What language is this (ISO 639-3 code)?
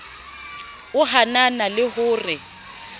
sot